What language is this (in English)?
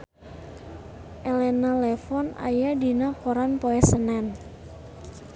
Sundanese